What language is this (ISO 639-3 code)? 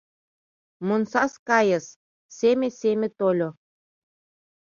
chm